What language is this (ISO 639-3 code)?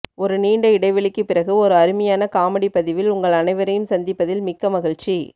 tam